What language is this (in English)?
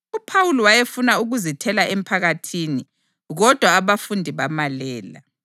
North Ndebele